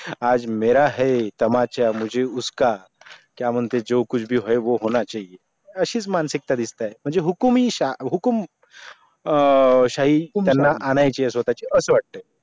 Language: Marathi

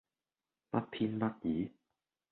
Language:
Cantonese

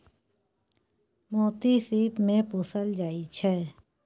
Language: Maithili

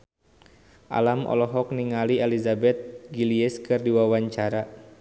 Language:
Sundanese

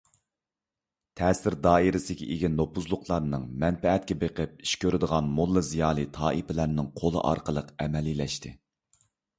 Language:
Uyghur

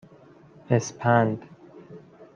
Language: Persian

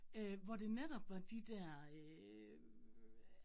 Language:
Danish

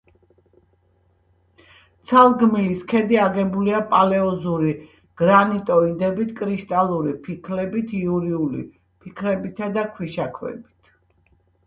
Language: Georgian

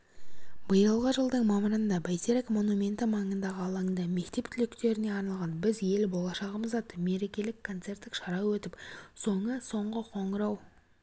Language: Kazakh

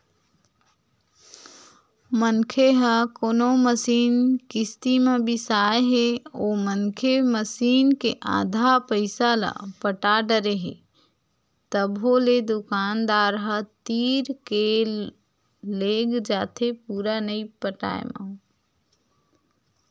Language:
Chhattisgarhi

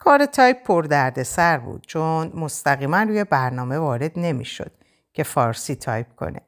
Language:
Persian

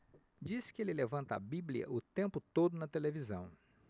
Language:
Portuguese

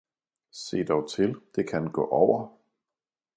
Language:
Danish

